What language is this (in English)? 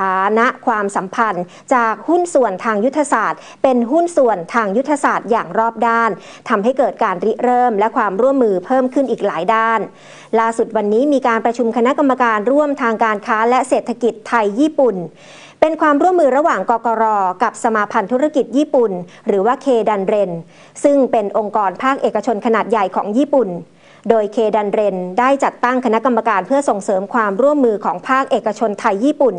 Thai